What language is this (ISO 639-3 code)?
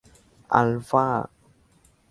tha